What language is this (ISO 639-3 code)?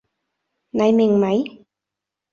yue